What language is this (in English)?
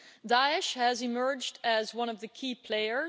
English